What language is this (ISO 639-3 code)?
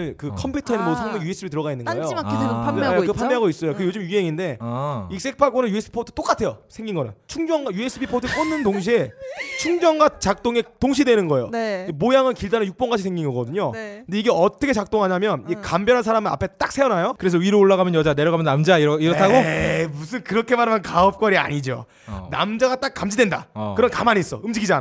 kor